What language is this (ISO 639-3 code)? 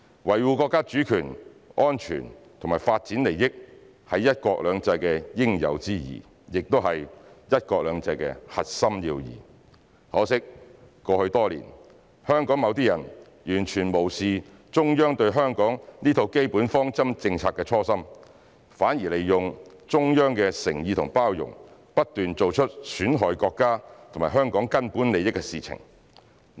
yue